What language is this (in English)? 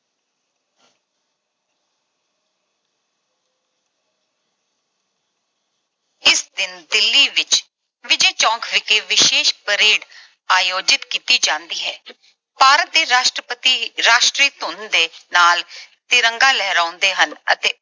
Punjabi